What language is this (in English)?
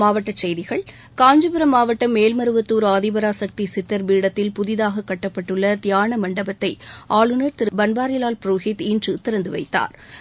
Tamil